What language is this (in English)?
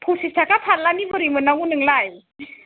Bodo